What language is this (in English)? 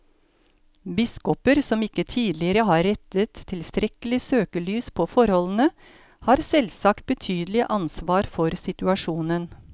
Norwegian